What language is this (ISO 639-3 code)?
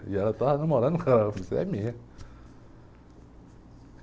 por